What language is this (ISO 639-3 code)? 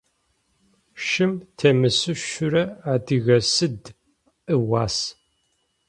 ady